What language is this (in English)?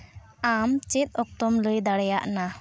Santali